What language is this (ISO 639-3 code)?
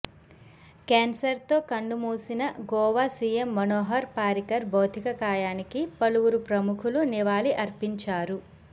tel